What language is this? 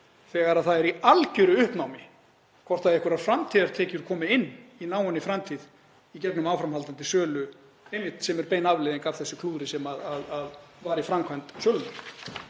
Icelandic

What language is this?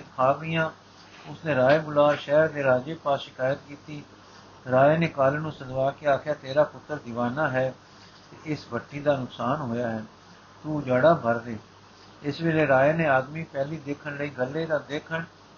Punjabi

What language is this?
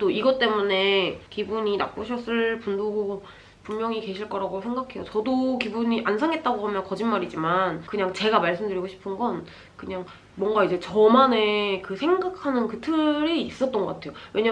Korean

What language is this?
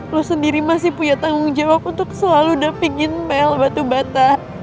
Indonesian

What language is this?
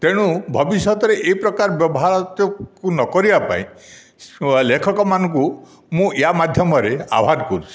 Odia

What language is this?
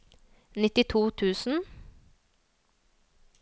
Norwegian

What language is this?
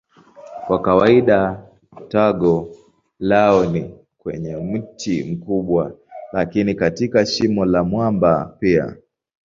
Swahili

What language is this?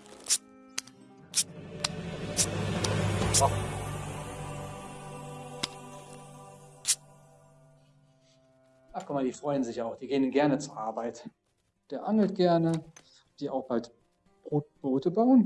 German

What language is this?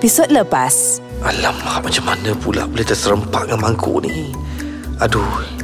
Malay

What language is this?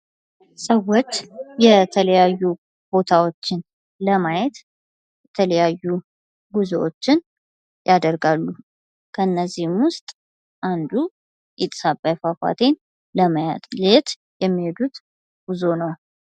Amharic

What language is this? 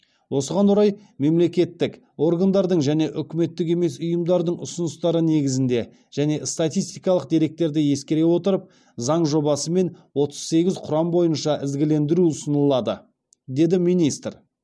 Kazakh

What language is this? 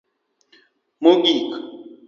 Luo (Kenya and Tanzania)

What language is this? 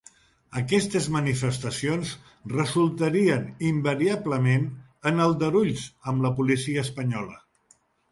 Catalan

